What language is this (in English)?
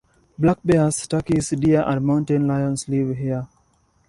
English